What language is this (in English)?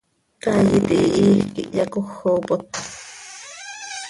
Seri